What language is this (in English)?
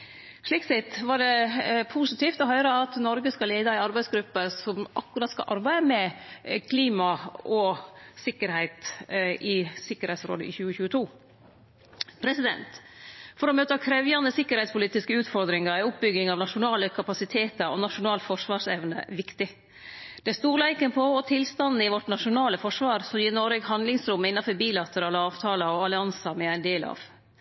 Norwegian Nynorsk